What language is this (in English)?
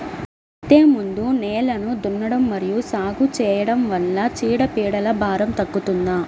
Telugu